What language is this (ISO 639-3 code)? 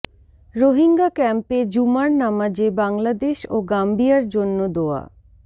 ben